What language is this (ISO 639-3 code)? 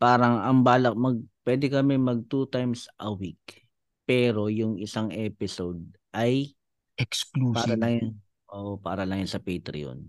fil